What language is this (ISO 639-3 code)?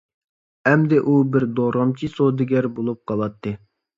uig